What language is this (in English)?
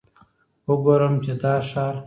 Pashto